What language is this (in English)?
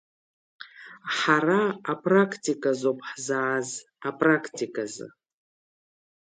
Abkhazian